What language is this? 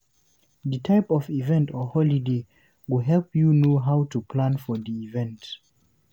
Nigerian Pidgin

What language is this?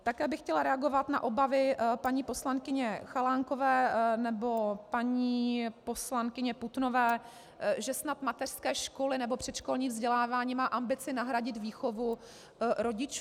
Czech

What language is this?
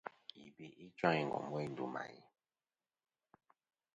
Kom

